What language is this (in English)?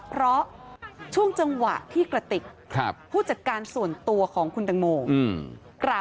Thai